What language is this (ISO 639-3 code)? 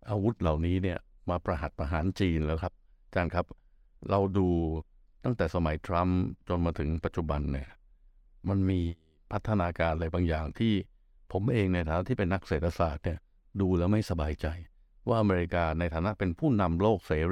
tha